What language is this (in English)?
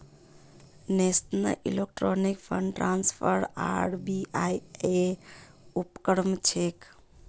Magahi